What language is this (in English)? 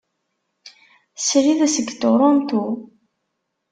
Kabyle